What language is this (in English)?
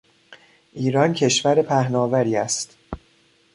Persian